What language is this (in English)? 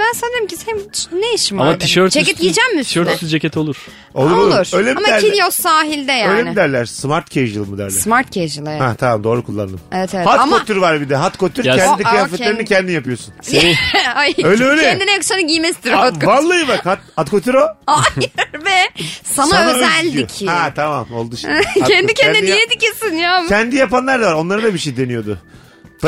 Turkish